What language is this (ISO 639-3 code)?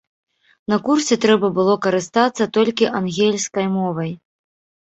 bel